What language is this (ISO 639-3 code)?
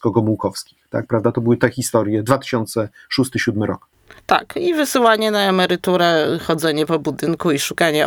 pol